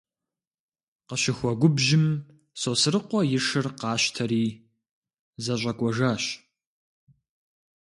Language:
Kabardian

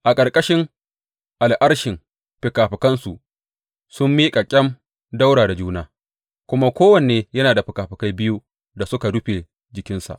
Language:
Hausa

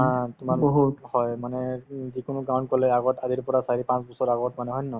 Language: Assamese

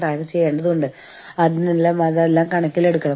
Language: Malayalam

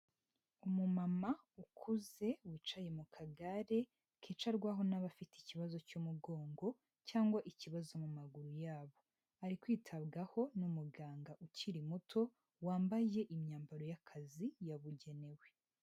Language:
Kinyarwanda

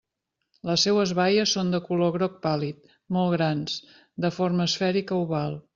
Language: Catalan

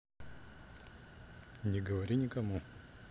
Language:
Russian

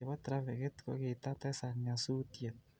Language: Kalenjin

